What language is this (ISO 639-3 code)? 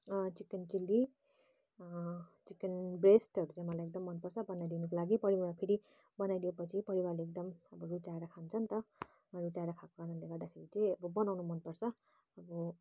nep